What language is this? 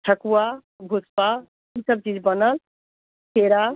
Maithili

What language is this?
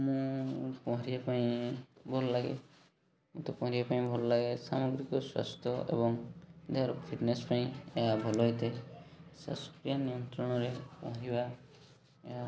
Odia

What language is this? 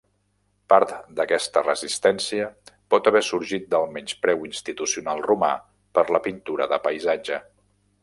Catalan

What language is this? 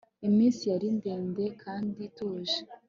Kinyarwanda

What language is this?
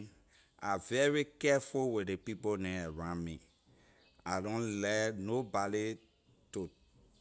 Liberian English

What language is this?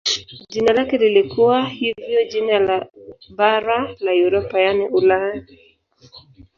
Swahili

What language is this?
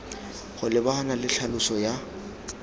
Tswana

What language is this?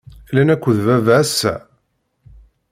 Kabyle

